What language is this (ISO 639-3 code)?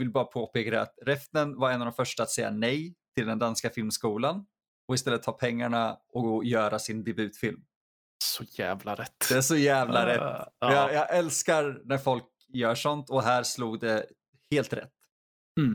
swe